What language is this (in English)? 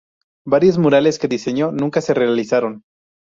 Spanish